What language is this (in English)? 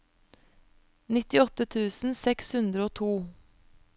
Norwegian